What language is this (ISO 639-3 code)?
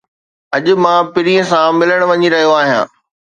snd